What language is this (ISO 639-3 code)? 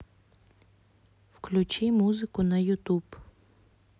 rus